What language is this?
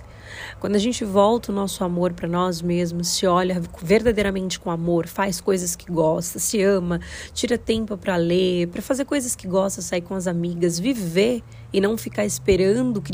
Portuguese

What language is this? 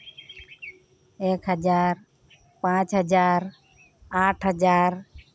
Santali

